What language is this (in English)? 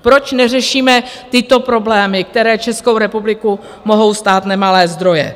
Czech